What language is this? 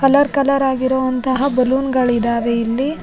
Kannada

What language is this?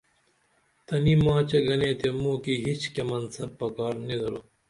Dameli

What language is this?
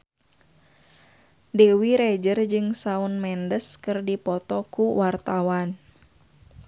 Sundanese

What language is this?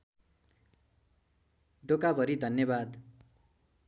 Nepali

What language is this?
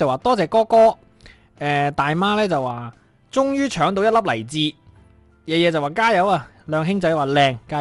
Chinese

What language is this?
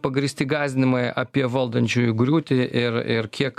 Lithuanian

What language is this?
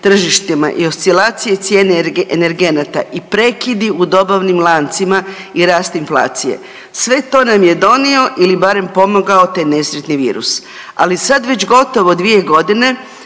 Croatian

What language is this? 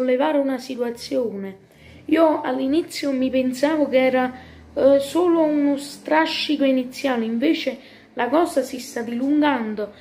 Italian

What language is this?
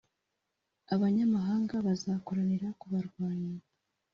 Kinyarwanda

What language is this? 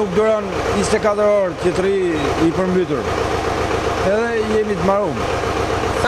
Ukrainian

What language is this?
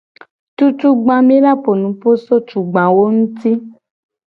Gen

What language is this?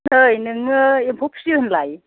Bodo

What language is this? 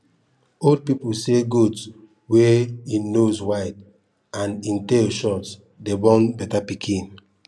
Nigerian Pidgin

